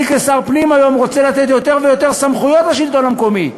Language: Hebrew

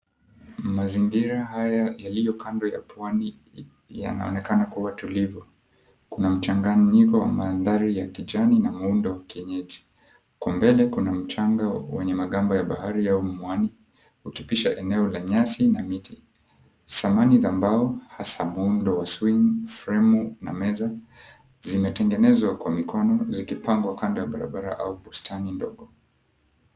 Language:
Swahili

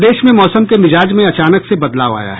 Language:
Hindi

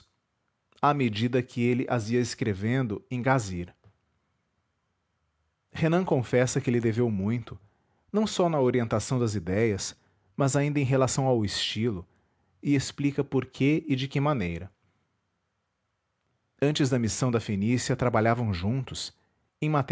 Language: Portuguese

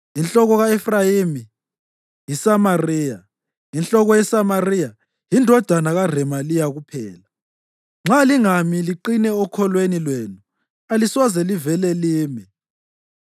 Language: North Ndebele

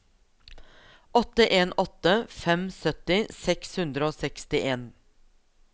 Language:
Norwegian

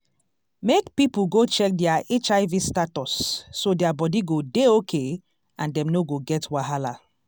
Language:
Nigerian Pidgin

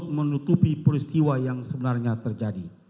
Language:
Indonesian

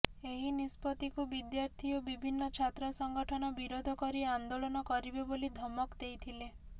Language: Odia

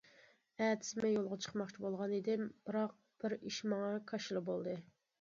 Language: Uyghur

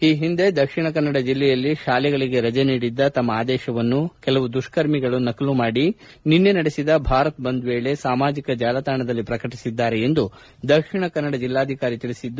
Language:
Kannada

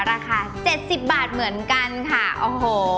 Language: Thai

